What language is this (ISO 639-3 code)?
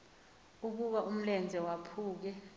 xho